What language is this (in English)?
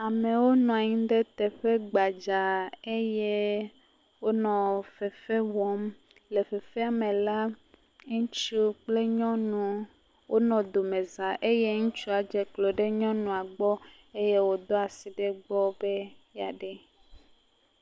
Ewe